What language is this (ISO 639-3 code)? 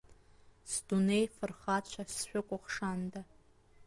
abk